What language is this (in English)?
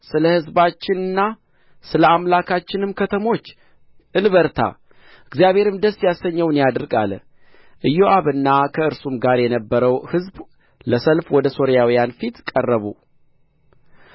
Amharic